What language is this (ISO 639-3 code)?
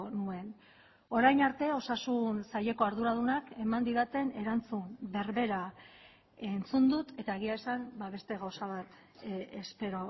eus